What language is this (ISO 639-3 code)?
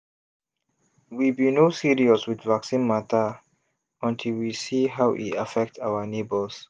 pcm